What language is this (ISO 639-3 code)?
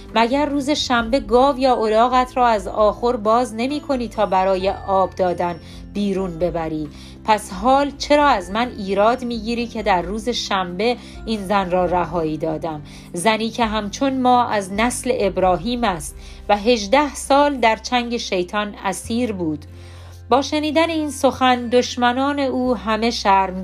fas